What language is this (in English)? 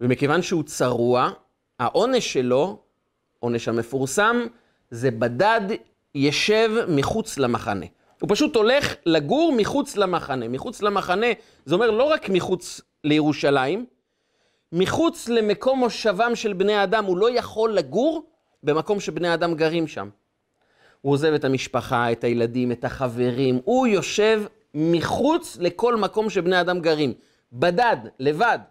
Hebrew